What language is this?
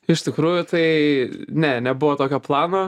Lithuanian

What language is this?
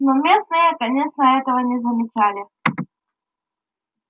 Russian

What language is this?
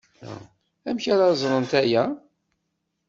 Kabyle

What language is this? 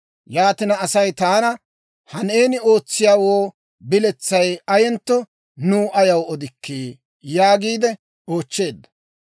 Dawro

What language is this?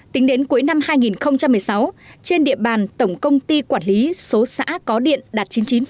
Vietnamese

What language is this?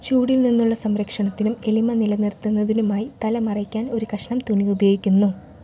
Malayalam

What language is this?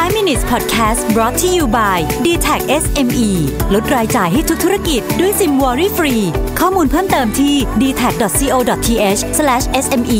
Thai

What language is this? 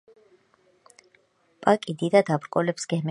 Georgian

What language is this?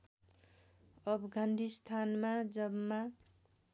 Nepali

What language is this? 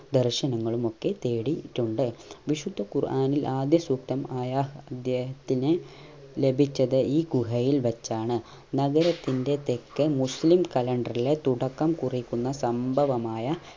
Malayalam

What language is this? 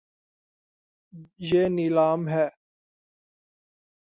Urdu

